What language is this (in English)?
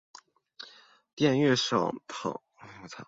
Chinese